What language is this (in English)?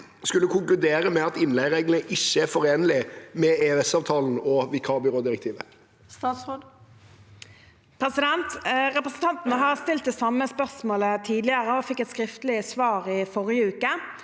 Norwegian